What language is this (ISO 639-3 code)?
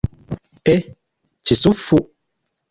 lug